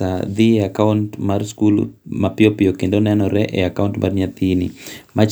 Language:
Luo (Kenya and Tanzania)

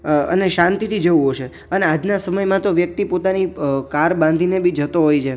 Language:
Gujarati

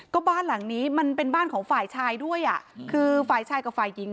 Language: Thai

